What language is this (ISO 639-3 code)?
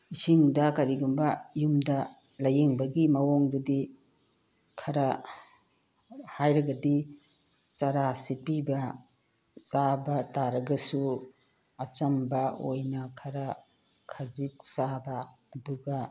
mni